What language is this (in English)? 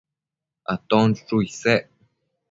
Matsés